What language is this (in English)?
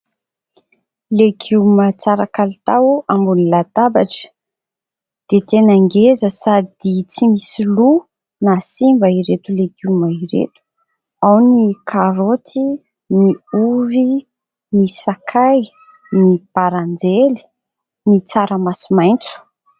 Malagasy